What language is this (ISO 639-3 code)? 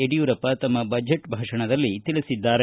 kan